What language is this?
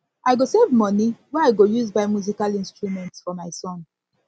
Nigerian Pidgin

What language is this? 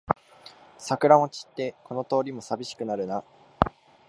Japanese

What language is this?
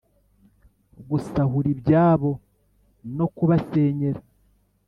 Kinyarwanda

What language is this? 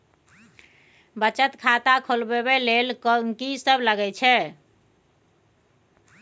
Maithili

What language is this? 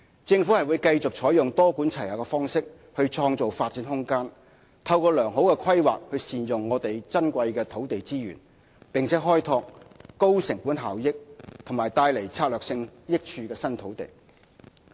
Cantonese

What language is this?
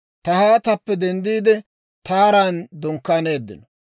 Dawro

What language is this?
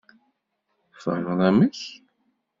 Kabyle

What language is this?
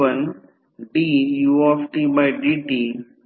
Marathi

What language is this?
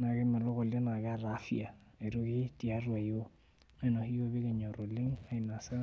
Masai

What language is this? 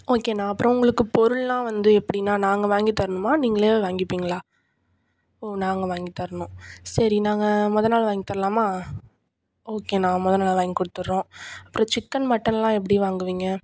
Tamil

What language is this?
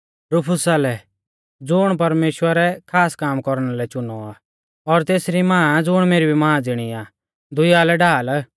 Mahasu Pahari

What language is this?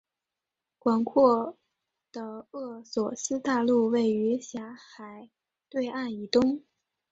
Chinese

